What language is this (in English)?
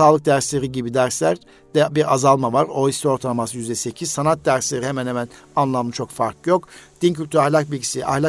Turkish